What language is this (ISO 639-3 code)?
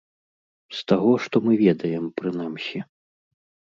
bel